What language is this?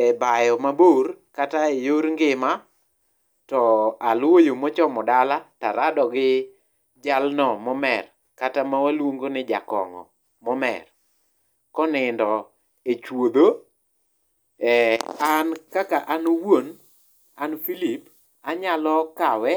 Luo (Kenya and Tanzania)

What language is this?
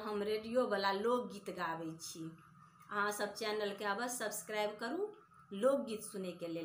Hindi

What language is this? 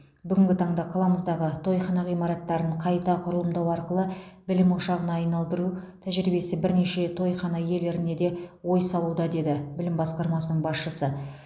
Kazakh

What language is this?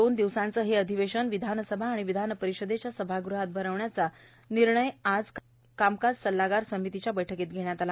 Marathi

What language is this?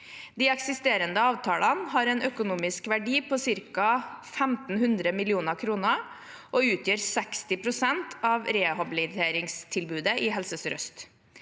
Norwegian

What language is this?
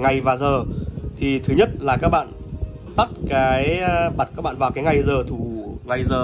Vietnamese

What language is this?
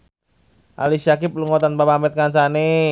Javanese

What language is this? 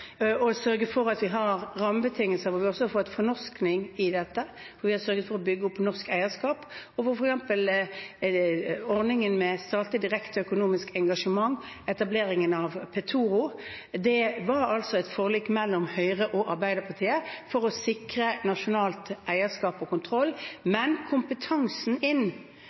Norwegian Bokmål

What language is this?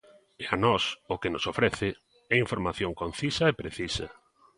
Galician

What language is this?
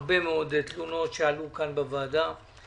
Hebrew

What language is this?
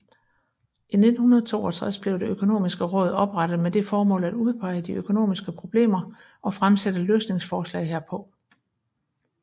Danish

